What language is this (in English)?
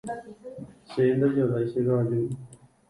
Guarani